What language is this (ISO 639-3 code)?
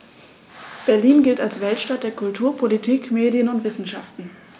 deu